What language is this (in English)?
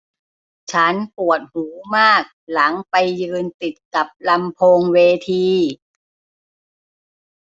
Thai